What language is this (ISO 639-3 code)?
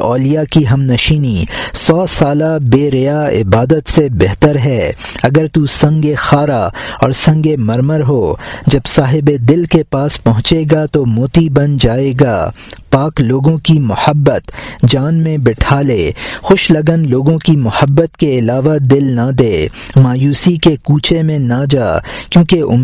urd